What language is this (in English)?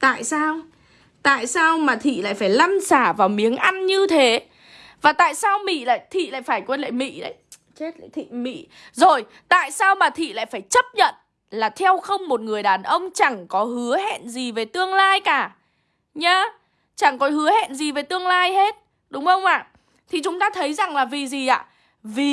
Vietnamese